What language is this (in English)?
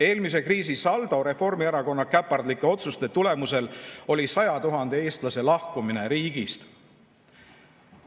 Estonian